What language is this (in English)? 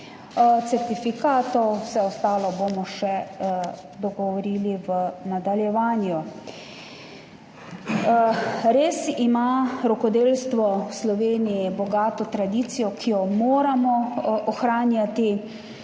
Slovenian